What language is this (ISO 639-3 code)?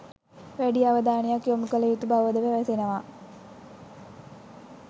sin